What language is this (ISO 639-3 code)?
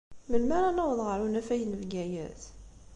kab